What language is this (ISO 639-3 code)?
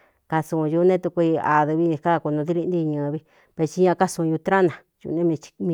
xtu